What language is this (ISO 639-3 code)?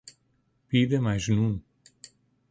fas